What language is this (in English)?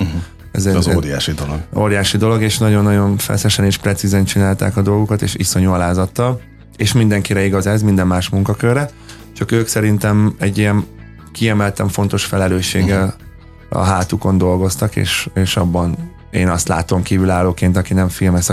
Hungarian